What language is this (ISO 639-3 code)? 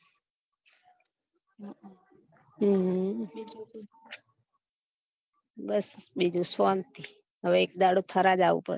guj